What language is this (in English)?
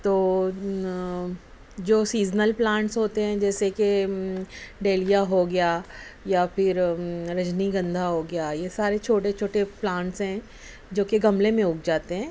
Urdu